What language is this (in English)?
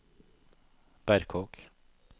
Norwegian